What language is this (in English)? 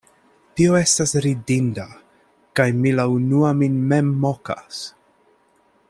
Esperanto